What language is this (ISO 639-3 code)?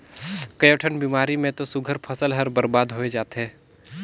hne